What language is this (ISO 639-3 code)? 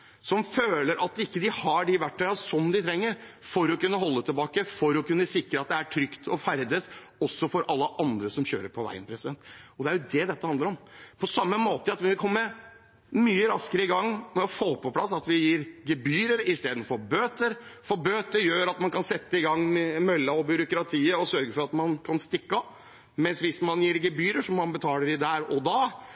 nob